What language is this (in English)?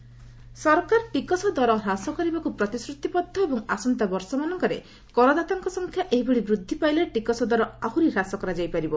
Odia